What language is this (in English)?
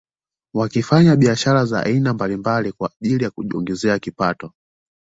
Swahili